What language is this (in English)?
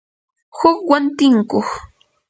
Yanahuanca Pasco Quechua